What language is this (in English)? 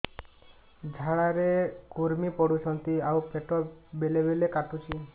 Odia